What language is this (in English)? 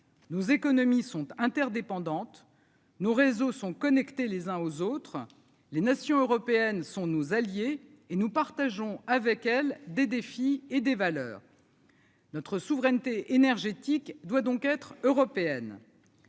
French